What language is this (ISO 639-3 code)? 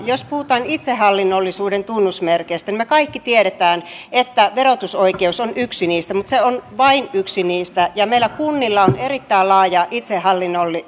fin